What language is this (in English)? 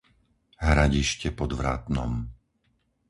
Slovak